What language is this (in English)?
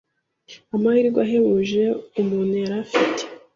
Kinyarwanda